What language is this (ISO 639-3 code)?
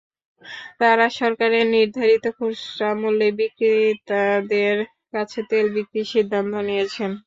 ben